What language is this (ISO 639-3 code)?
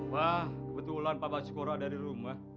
ind